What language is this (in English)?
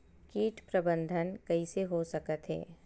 Chhattisgarhi